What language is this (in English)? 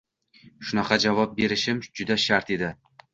Uzbek